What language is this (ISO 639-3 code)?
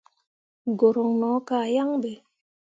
mua